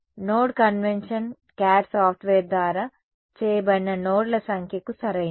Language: Telugu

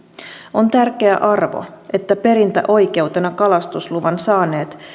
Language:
Finnish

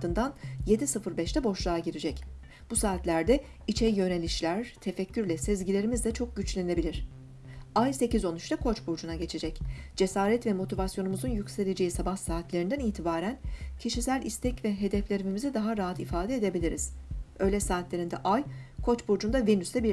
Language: Turkish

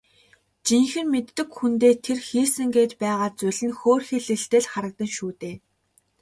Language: Mongolian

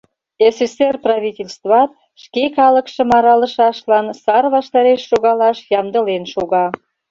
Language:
Mari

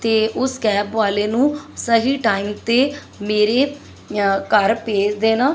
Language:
Punjabi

